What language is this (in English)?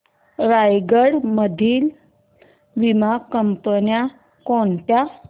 Marathi